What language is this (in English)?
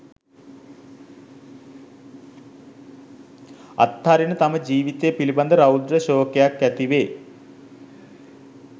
Sinhala